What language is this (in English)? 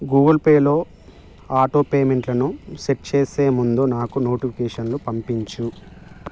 Telugu